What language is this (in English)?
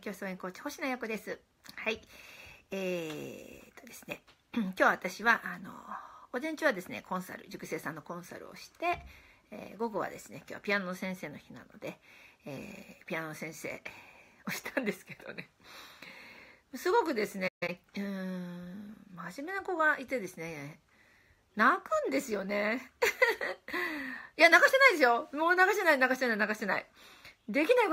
Japanese